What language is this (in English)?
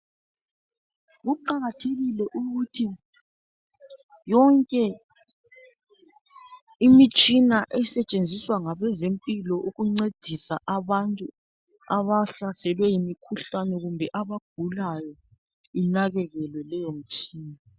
North Ndebele